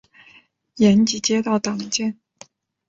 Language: Chinese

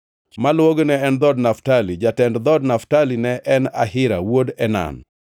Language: Luo (Kenya and Tanzania)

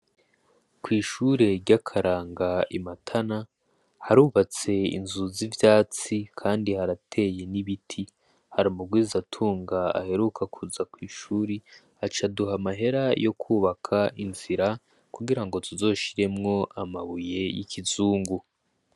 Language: Rundi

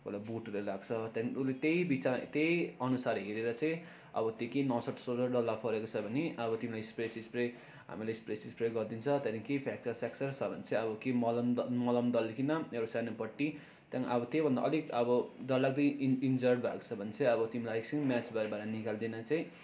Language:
Nepali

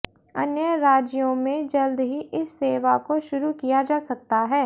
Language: Hindi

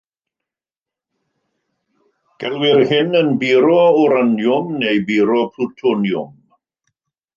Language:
Welsh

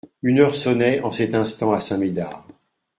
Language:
French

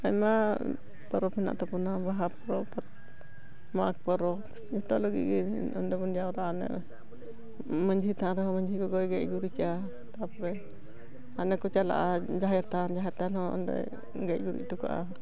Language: Santali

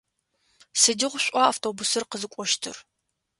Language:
Adyghe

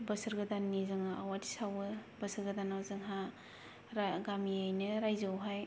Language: Bodo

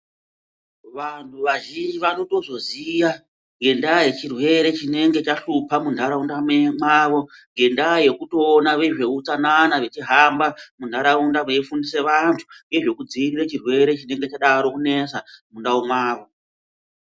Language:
Ndau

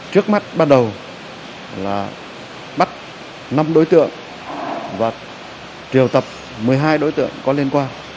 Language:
Vietnamese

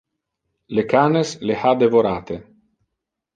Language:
Interlingua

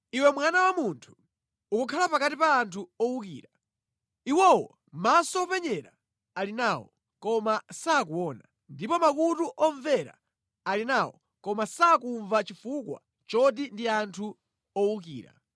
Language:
Nyanja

